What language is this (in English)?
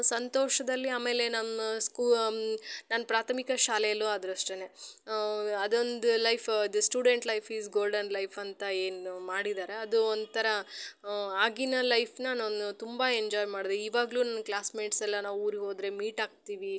Kannada